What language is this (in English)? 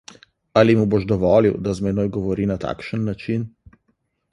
Slovenian